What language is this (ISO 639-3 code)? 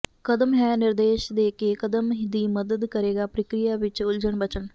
pan